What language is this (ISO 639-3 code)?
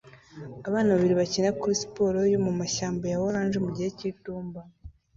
kin